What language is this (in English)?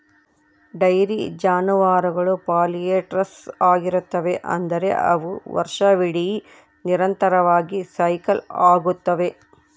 Kannada